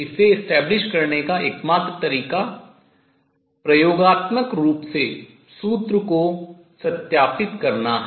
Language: Hindi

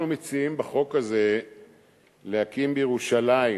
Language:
Hebrew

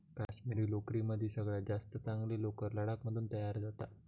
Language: Marathi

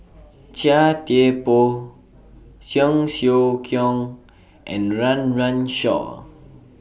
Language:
English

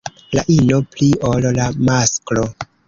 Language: Esperanto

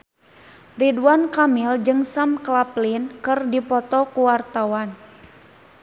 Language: Sundanese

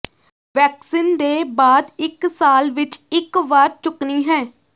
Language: Punjabi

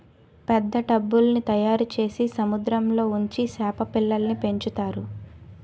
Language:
Telugu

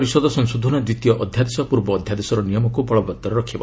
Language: Odia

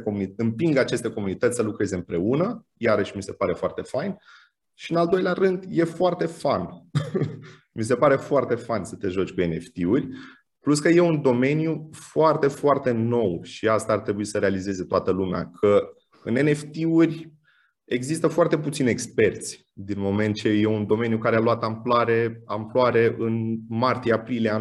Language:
Romanian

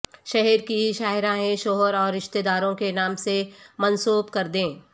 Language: Urdu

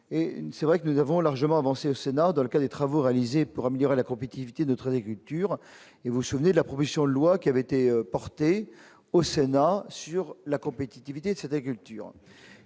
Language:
French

